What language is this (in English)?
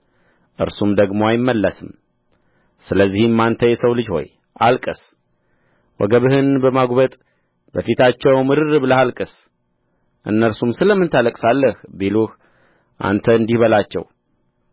Amharic